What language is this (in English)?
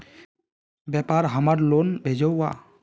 Magahi